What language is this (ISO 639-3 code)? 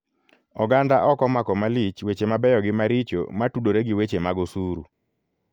luo